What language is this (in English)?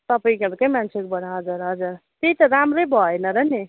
Nepali